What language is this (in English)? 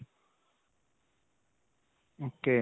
Punjabi